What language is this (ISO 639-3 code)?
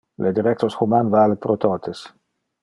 ina